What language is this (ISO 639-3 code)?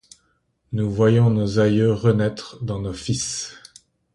fra